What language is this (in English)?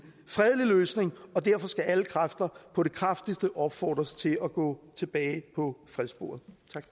Danish